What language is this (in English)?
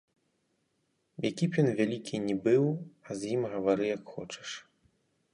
Belarusian